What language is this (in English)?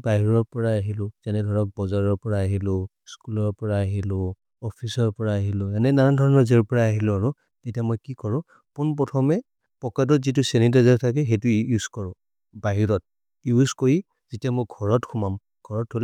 Maria (India)